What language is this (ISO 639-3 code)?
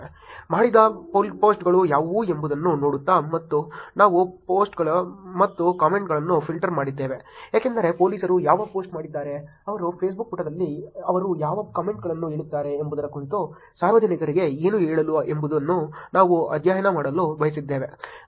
kan